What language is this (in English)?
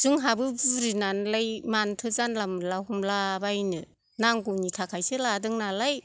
Bodo